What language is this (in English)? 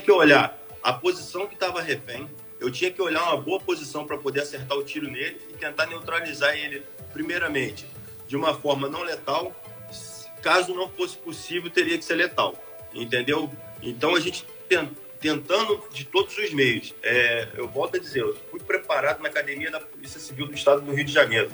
Portuguese